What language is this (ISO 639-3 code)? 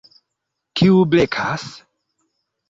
epo